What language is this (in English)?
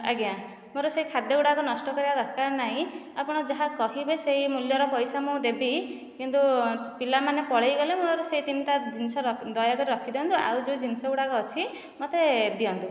Odia